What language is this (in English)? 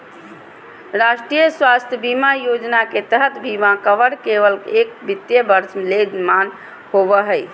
Magahi